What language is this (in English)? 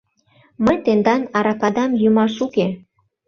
Mari